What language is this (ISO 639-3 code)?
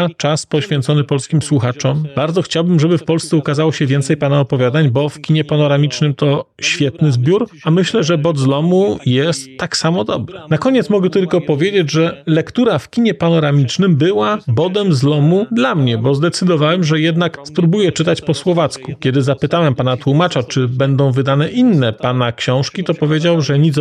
pol